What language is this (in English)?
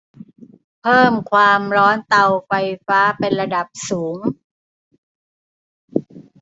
Thai